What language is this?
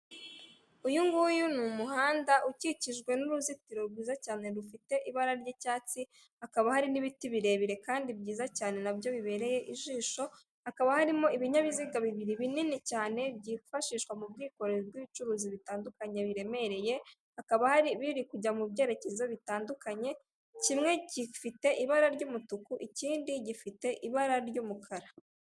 Kinyarwanda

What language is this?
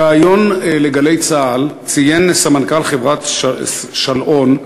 Hebrew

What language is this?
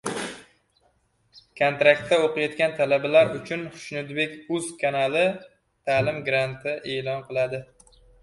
Uzbek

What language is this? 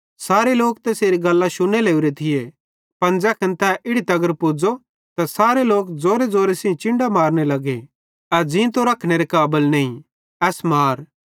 Bhadrawahi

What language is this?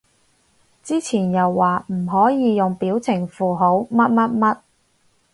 Cantonese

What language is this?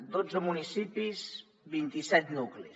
Catalan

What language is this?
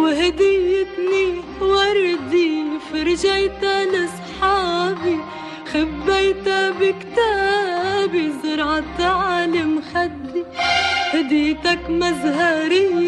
Arabic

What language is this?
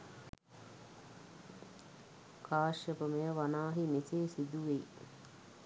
Sinhala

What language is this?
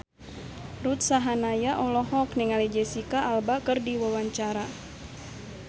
Sundanese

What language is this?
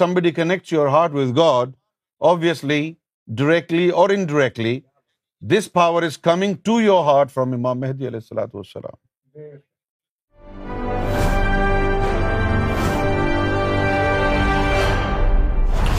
Urdu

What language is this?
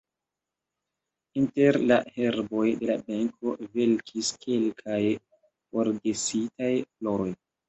Esperanto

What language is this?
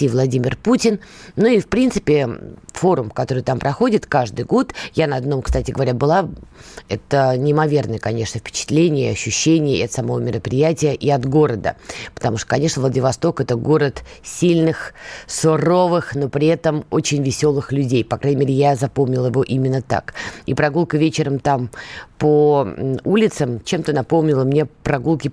Russian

